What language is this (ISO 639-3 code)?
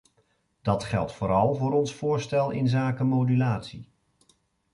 nld